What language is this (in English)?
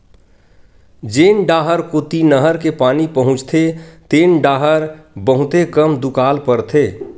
Chhattisgarhi